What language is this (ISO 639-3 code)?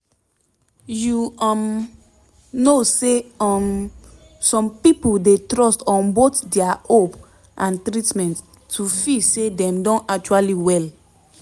pcm